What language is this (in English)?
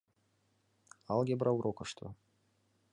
Mari